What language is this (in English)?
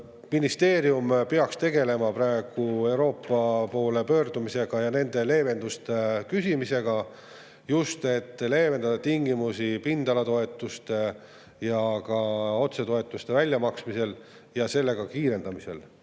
Estonian